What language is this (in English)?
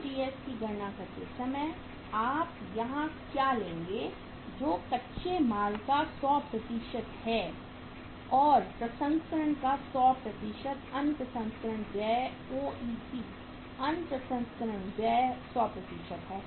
Hindi